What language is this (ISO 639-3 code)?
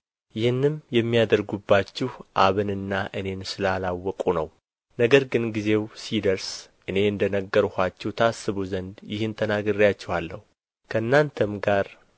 amh